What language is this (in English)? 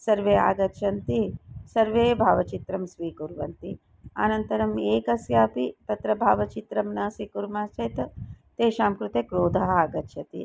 Sanskrit